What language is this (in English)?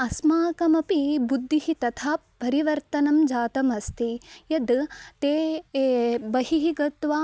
Sanskrit